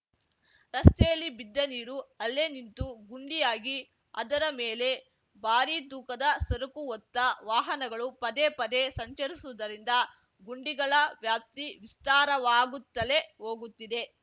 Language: Kannada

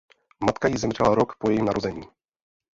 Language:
Czech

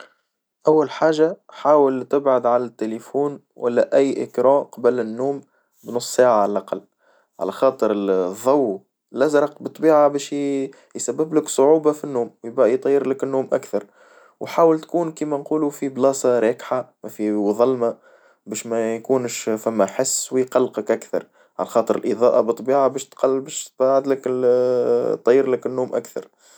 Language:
Tunisian Arabic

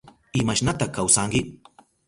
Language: Southern Pastaza Quechua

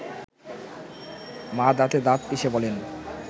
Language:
Bangla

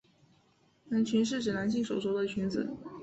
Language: Chinese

